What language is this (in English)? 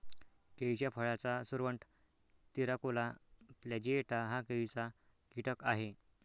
Marathi